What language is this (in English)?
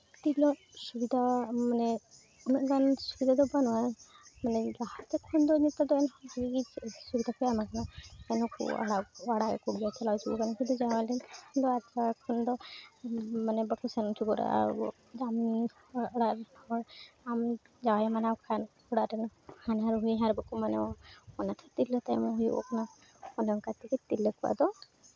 Santali